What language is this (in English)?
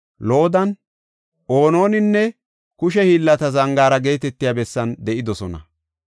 Gofa